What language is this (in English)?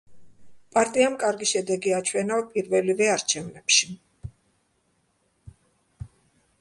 Georgian